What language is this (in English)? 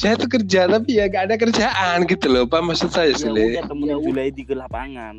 Indonesian